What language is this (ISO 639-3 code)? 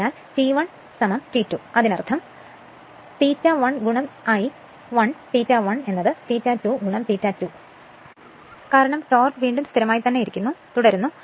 mal